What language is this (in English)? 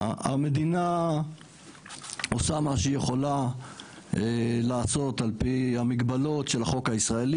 Hebrew